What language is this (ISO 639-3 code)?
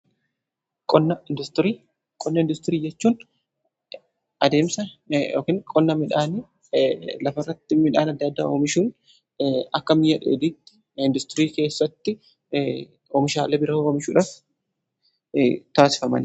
orm